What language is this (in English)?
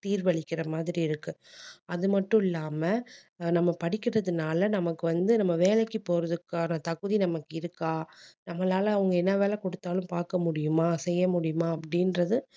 Tamil